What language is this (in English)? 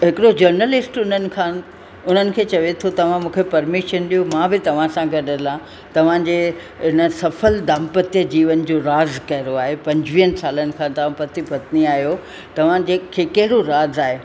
Sindhi